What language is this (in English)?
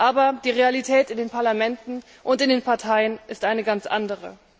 German